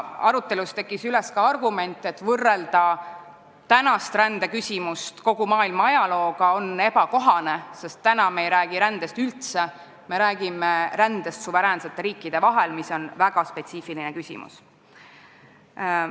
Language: Estonian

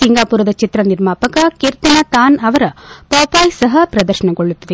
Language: Kannada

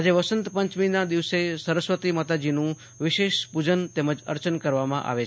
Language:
Gujarati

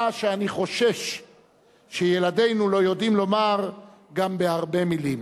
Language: Hebrew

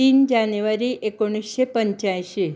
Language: Konkani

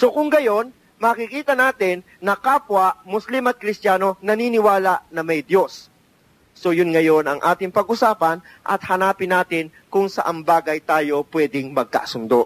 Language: Filipino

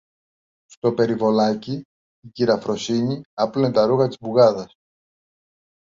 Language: Greek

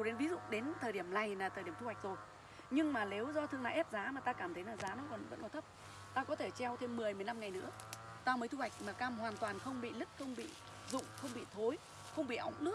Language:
Vietnamese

